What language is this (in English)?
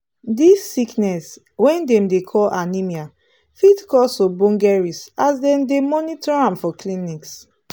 Nigerian Pidgin